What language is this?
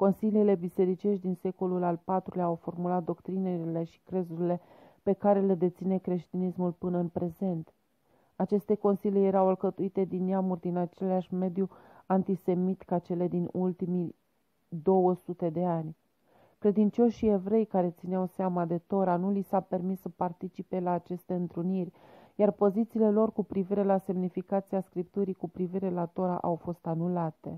Romanian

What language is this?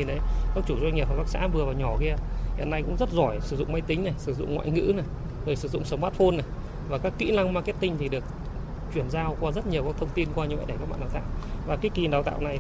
Vietnamese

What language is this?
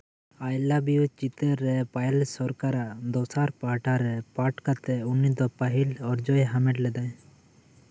Santali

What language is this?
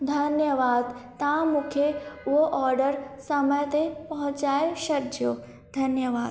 Sindhi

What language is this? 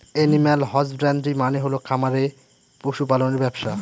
Bangla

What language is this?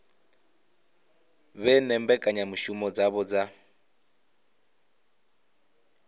Venda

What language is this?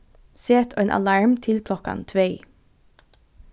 Faroese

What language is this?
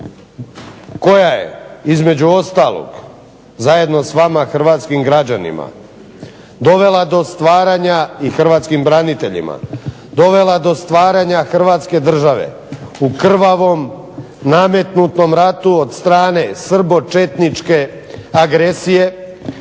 Croatian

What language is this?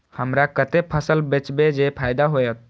Maithili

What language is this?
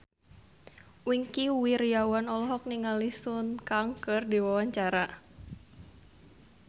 Sundanese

